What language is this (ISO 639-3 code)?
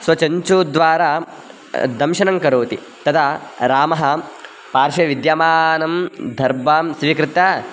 san